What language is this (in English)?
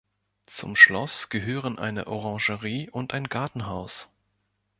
German